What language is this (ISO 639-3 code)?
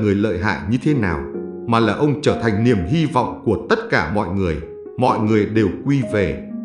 vie